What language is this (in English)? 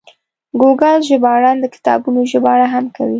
Pashto